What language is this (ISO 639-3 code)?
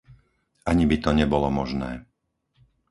slk